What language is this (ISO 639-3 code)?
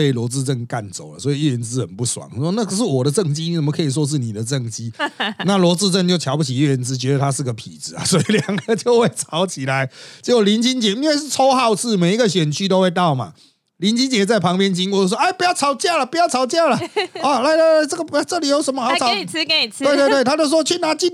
zho